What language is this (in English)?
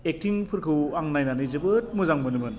Bodo